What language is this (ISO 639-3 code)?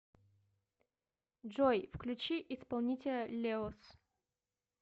rus